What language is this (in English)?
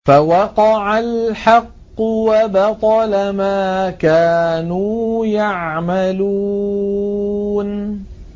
Arabic